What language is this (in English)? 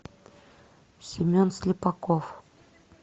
Russian